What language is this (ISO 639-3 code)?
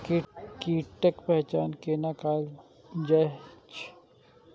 mai